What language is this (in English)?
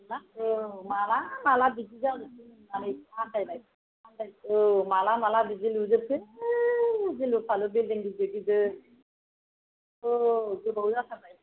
Bodo